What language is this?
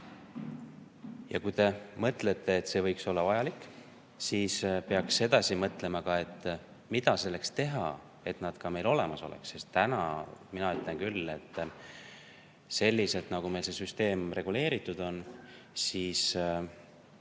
Estonian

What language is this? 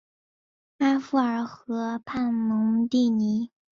Chinese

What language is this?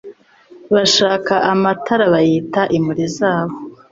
Kinyarwanda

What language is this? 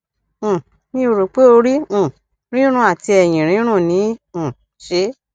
Yoruba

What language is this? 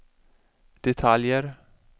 Swedish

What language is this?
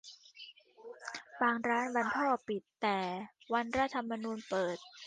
Thai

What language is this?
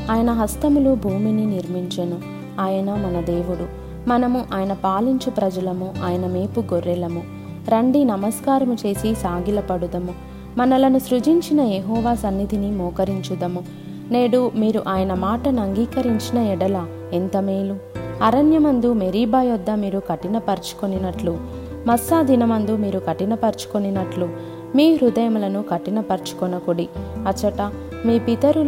Telugu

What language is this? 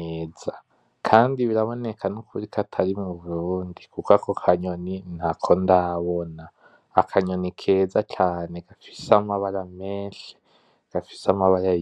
Rundi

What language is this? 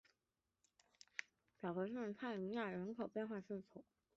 Chinese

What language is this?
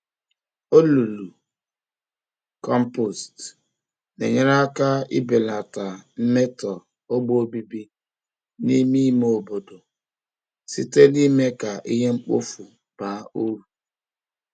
Igbo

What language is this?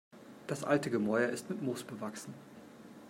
German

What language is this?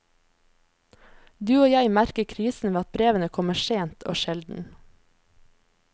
Norwegian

